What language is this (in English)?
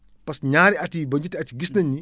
Wolof